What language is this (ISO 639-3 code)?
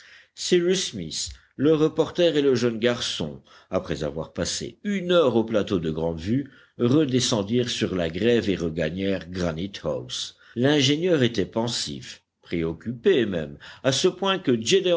fra